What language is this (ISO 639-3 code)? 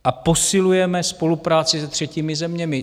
ces